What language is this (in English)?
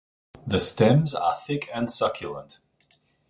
English